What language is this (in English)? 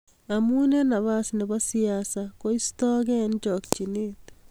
Kalenjin